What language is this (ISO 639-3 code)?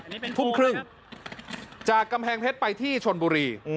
tha